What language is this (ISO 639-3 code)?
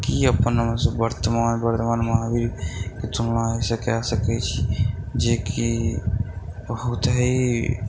mai